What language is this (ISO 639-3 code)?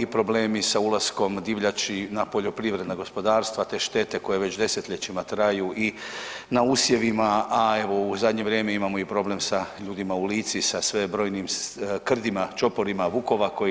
hrv